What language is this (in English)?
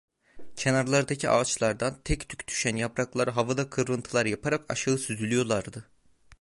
Turkish